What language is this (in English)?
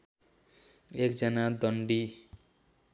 Nepali